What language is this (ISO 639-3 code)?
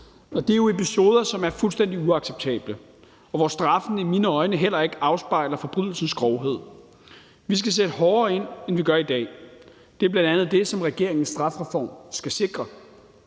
dan